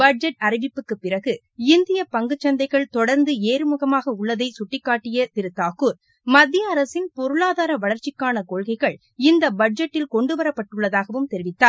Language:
Tamil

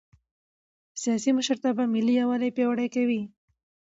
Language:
Pashto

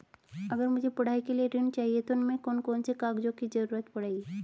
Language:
Hindi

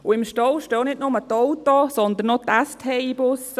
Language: Swiss German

